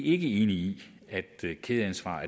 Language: Danish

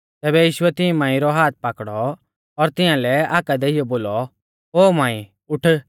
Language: Mahasu Pahari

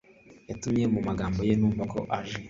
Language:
Kinyarwanda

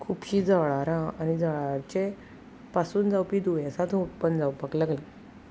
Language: Konkani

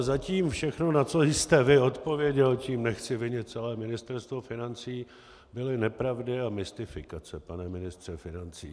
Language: Czech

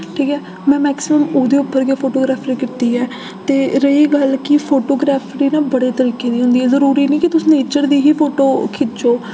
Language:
Dogri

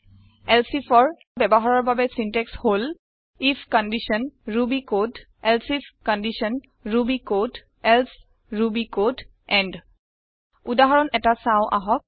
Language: Assamese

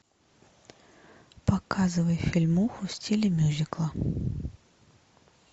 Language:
Russian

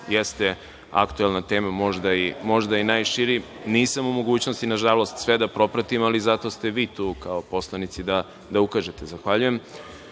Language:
Serbian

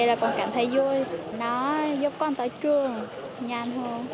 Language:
Vietnamese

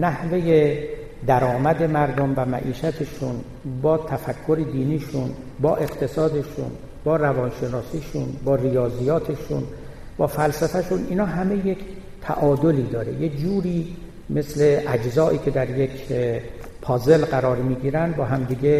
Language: Persian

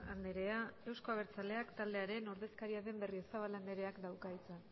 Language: Basque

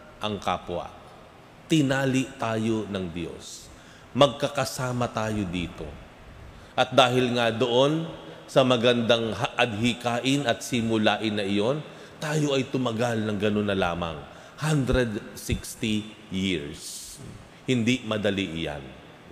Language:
Filipino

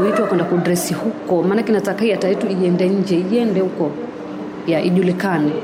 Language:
Swahili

